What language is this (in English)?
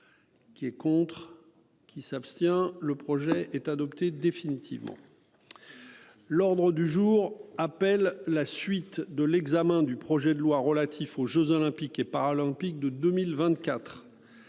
French